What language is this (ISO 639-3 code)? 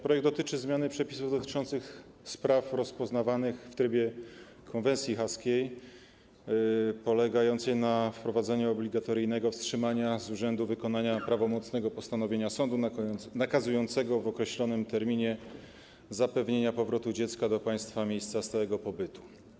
pol